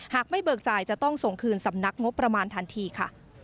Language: Thai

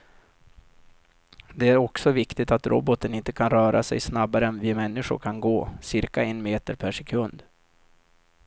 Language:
Swedish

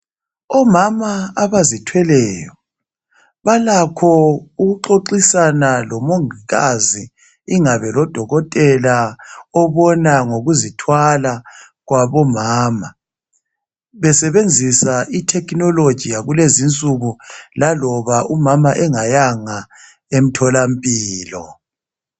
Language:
North Ndebele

